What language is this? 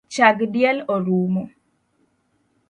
Luo (Kenya and Tanzania)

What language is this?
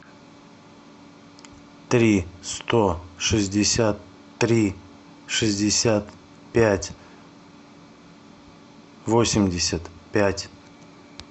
Russian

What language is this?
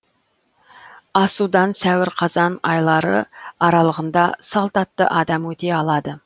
Kazakh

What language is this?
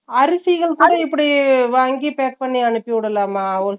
Tamil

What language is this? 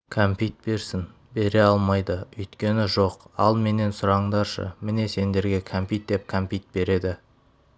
Kazakh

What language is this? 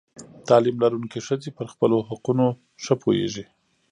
Pashto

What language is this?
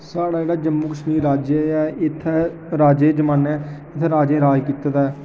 Dogri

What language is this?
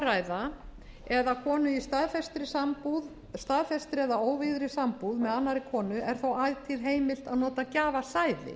Icelandic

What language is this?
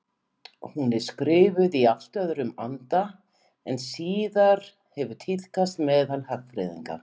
Icelandic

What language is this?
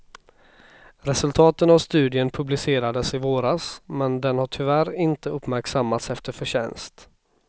Swedish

